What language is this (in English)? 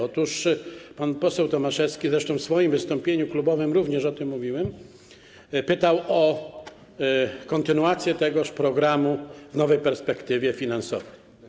Polish